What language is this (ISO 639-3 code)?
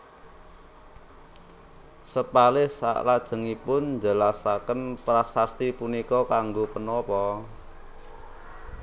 jav